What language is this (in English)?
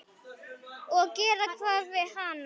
Icelandic